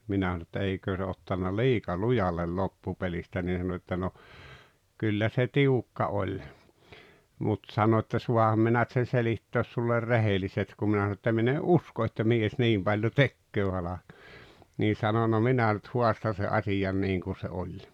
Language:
Finnish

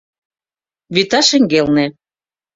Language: Mari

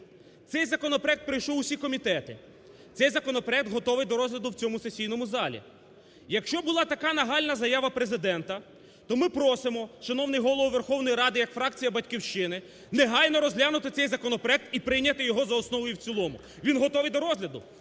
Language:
Ukrainian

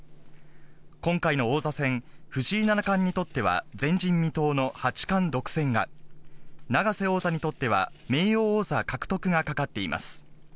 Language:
Japanese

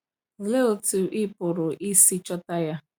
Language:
Igbo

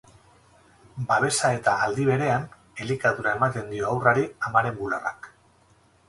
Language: Basque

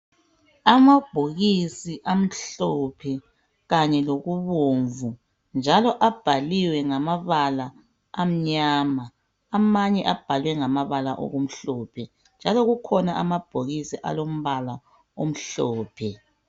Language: North Ndebele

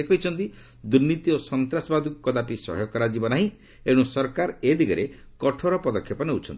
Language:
Odia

